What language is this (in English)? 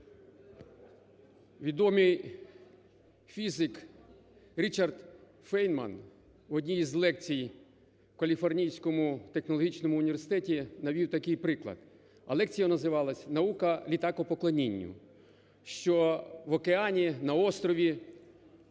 Ukrainian